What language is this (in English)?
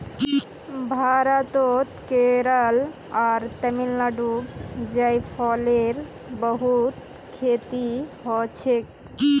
Magahi